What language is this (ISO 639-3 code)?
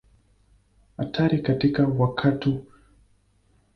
swa